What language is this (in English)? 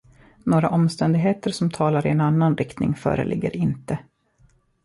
Swedish